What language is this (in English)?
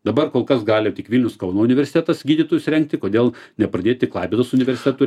Lithuanian